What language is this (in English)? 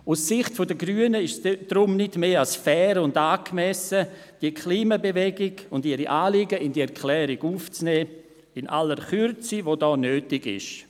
Swiss German